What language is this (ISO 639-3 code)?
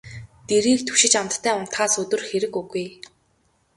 mon